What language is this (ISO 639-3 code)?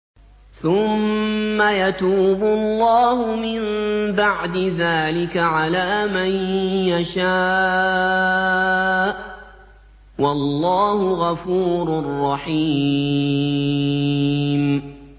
ara